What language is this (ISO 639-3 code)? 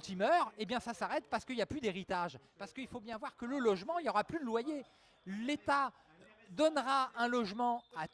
fra